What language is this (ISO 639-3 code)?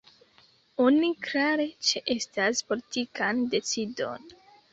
epo